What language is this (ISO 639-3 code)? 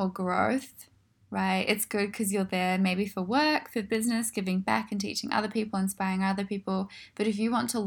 eng